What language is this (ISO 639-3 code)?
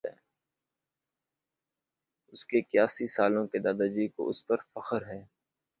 urd